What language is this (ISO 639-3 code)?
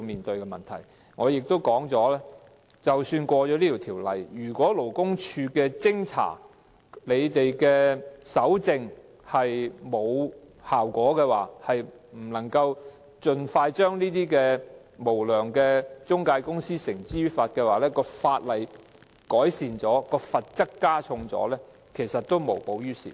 yue